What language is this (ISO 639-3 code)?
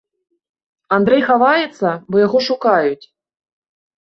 bel